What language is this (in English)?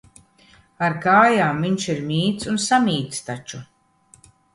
Latvian